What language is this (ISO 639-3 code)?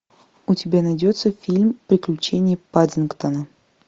rus